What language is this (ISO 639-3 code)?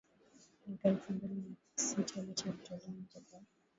swa